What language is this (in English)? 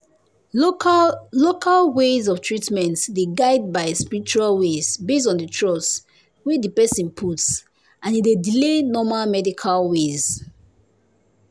Nigerian Pidgin